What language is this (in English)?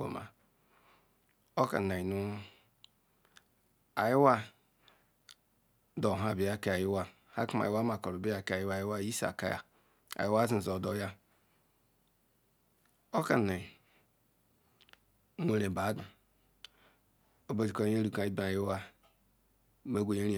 Ikwere